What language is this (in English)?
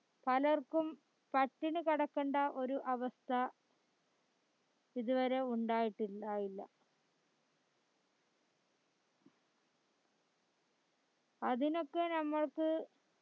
Malayalam